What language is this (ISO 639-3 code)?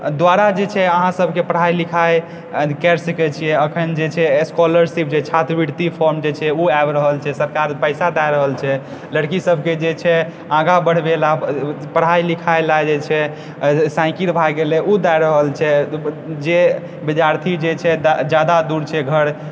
mai